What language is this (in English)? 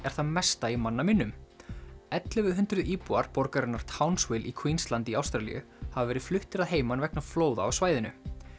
Icelandic